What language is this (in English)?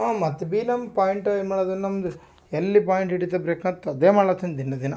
Kannada